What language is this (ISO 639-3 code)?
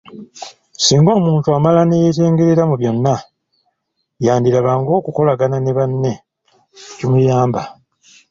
lug